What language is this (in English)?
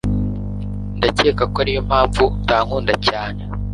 Kinyarwanda